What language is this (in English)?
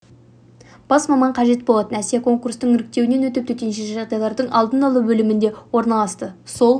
Kazakh